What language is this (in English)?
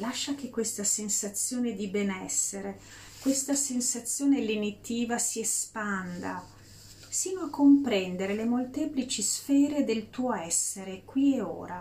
Italian